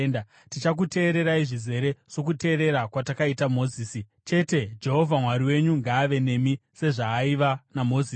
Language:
Shona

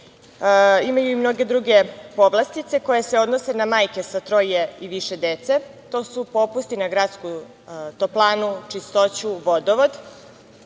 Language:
Serbian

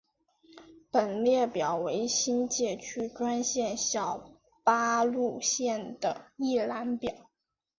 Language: Chinese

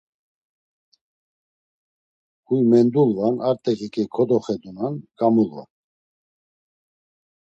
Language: Laz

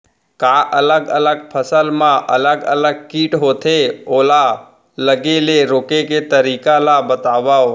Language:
Chhattisgarhi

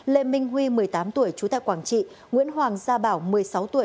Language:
Vietnamese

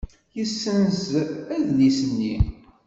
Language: Kabyle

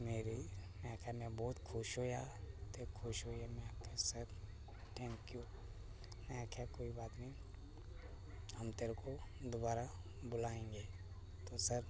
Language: Dogri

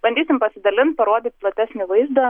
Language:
Lithuanian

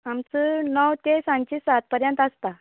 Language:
Konkani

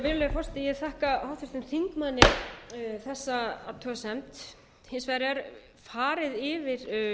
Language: Icelandic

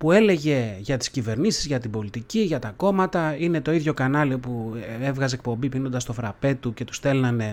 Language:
Greek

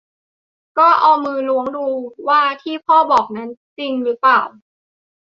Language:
Thai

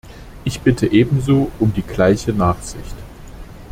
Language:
German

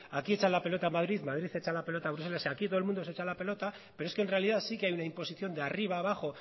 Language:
Spanish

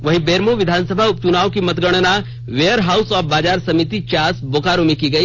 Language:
Hindi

